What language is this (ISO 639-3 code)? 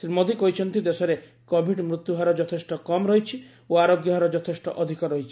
ori